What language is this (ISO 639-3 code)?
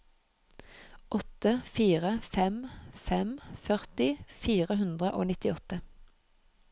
nor